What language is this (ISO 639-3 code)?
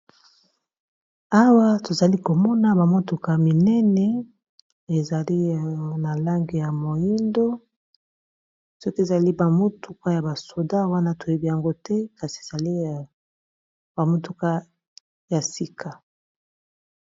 lin